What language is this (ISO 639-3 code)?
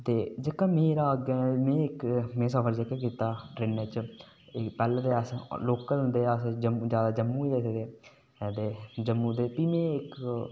doi